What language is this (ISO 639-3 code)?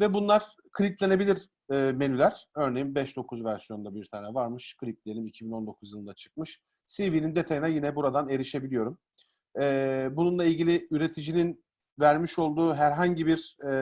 tur